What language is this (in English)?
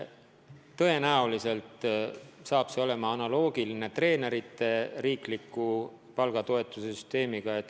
Estonian